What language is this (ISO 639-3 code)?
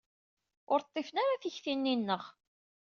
kab